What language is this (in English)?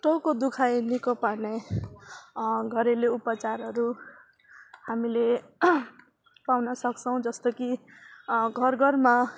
Nepali